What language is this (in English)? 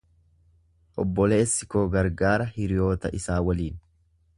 Oromo